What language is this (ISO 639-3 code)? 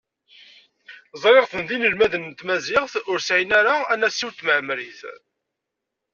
kab